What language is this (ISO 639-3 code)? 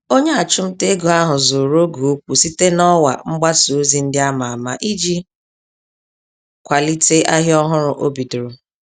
ibo